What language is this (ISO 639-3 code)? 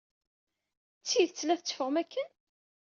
kab